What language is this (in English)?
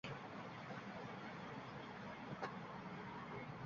Uzbek